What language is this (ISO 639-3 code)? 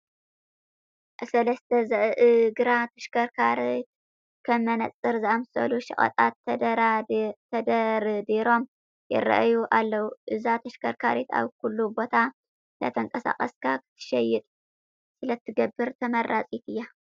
tir